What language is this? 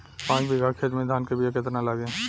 Bhojpuri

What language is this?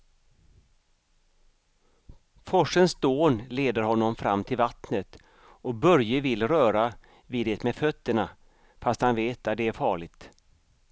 Swedish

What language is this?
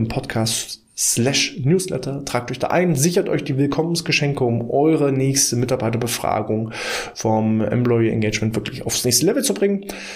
German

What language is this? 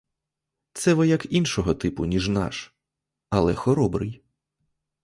Ukrainian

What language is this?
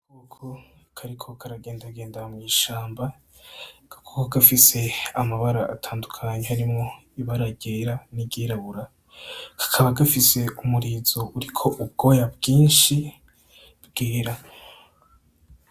Rundi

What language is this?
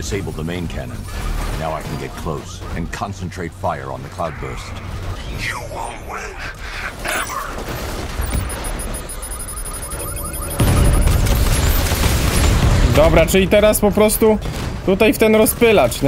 Polish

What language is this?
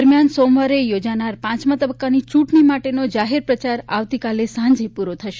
Gujarati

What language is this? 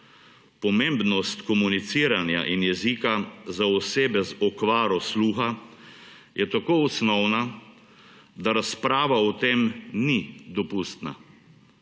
Slovenian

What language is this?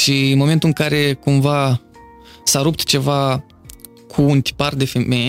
Romanian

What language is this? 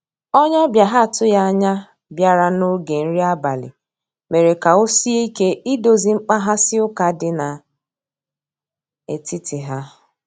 Igbo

